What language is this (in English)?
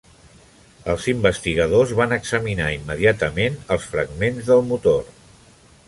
Catalan